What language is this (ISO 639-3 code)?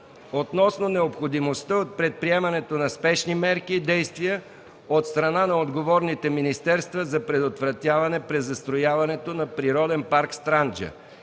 bul